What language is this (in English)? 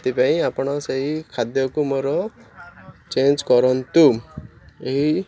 Odia